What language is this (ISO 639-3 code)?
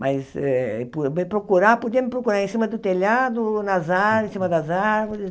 por